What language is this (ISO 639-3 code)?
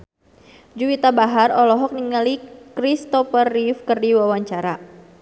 sun